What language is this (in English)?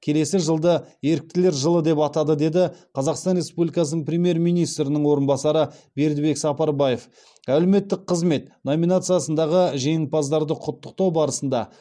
Kazakh